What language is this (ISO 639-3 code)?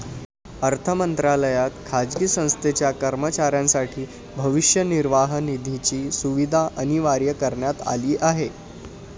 mar